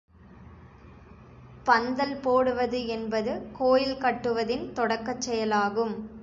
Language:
Tamil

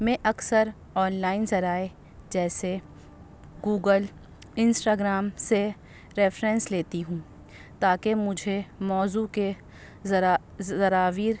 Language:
Urdu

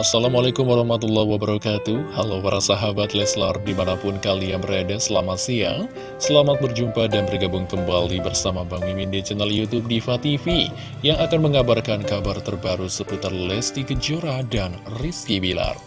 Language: Indonesian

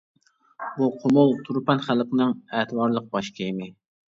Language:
Uyghur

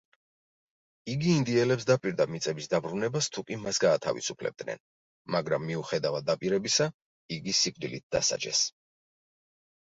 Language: Georgian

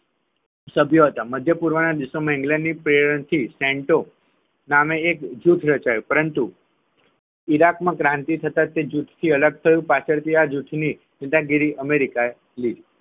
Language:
Gujarati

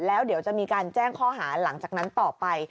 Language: Thai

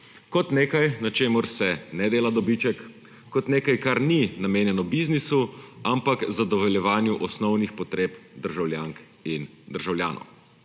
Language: Slovenian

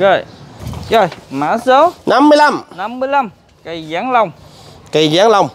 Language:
Vietnamese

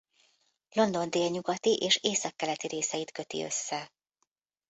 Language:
Hungarian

